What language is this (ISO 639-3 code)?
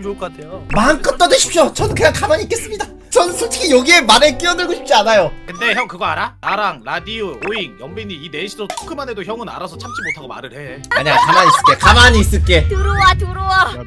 kor